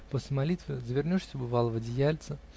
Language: Russian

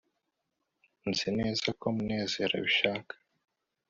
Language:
Kinyarwanda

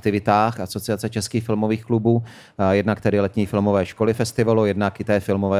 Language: Czech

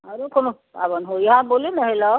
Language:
Maithili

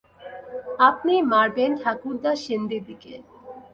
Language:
Bangla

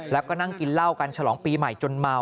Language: Thai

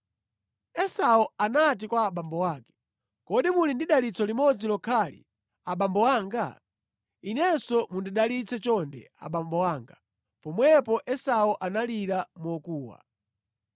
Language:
Nyanja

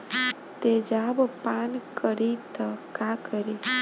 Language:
Bhojpuri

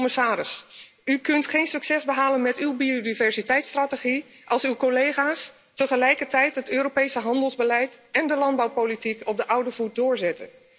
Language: Dutch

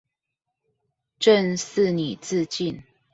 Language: Chinese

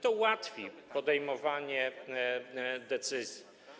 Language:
Polish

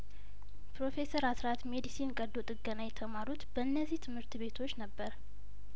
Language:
Amharic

